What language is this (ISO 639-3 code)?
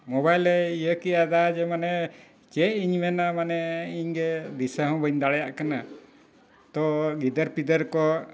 sat